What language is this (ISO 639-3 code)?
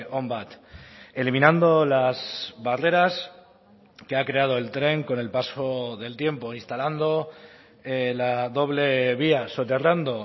spa